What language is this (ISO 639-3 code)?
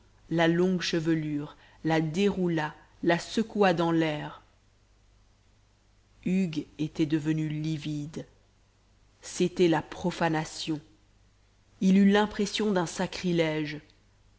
fra